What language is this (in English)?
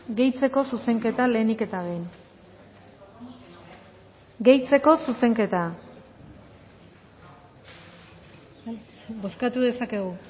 Basque